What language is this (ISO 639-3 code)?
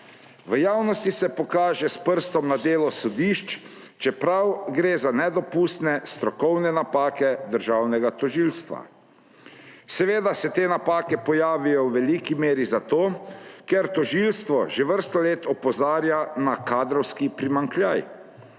slv